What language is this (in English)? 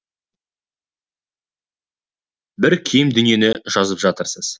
Kazakh